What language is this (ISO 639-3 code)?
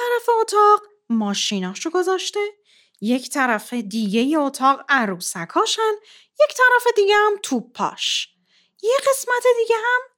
fas